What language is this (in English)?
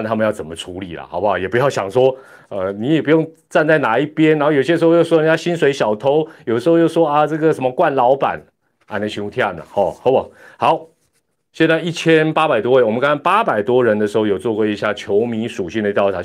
Chinese